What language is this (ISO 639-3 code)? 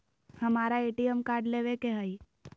mag